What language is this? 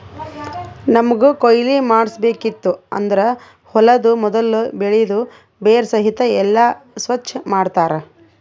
Kannada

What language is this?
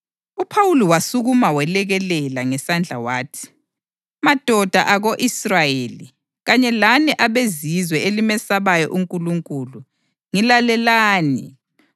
North Ndebele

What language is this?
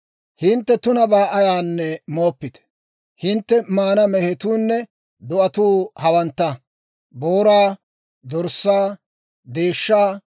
Dawro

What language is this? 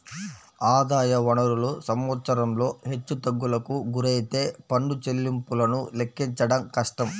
Telugu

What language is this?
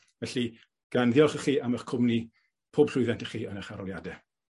Welsh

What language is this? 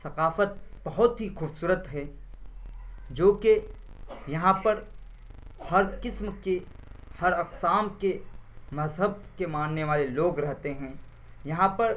Urdu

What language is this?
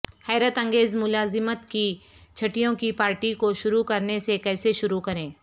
Urdu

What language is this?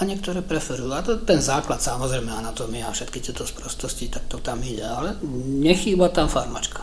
Slovak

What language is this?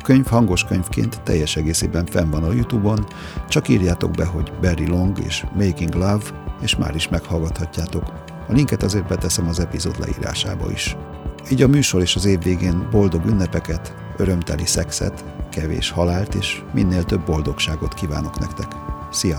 Hungarian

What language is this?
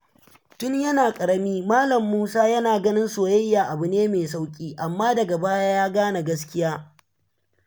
Hausa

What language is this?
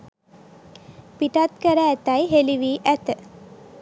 Sinhala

